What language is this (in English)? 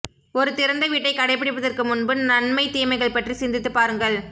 Tamil